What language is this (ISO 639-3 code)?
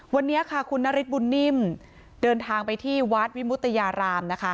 tha